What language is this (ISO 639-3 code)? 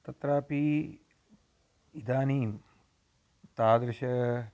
san